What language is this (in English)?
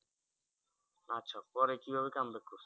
Bangla